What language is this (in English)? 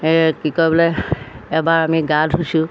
Assamese